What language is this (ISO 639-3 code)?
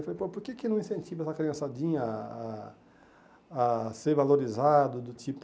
por